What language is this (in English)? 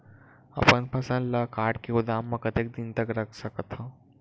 Chhattisgarhi